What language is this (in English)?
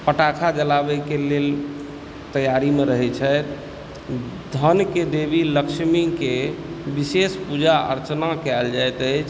Maithili